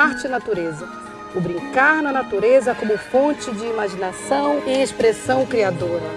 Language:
Portuguese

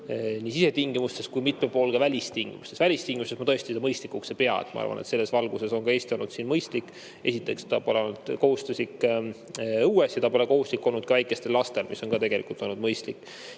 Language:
Estonian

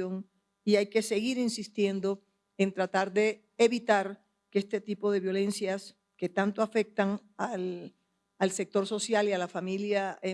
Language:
Spanish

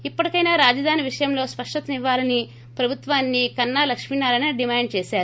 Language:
Telugu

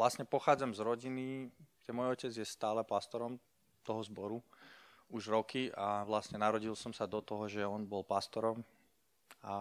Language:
Slovak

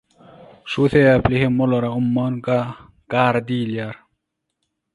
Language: Turkmen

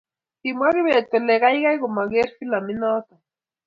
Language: Kalenjin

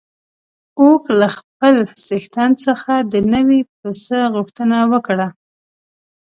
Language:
Pashto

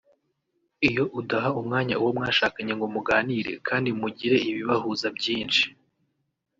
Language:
Kinyarwanda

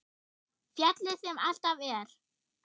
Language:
Icelandic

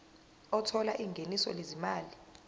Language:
Zulu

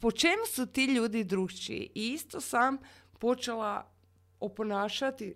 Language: Croatian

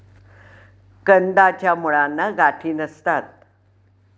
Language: Marathi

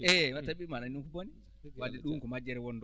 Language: Fula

